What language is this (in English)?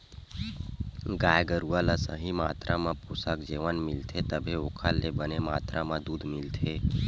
Chhattisgarhi